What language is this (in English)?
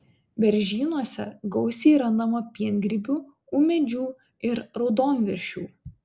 Lithuanian